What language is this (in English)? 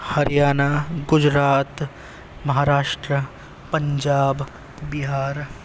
Urdu